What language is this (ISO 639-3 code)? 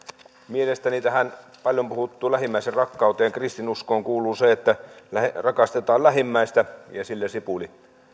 fin